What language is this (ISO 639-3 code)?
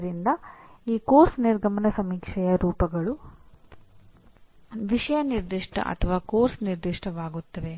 kan